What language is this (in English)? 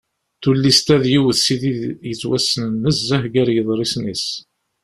Kabyle